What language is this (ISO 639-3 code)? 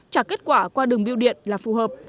vie